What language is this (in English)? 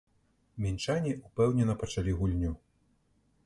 Belarusian